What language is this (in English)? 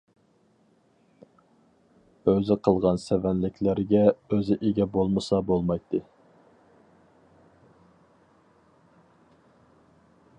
Uyghur